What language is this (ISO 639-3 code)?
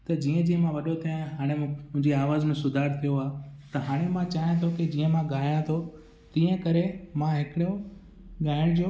snd